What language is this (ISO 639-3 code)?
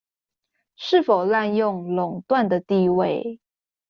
zho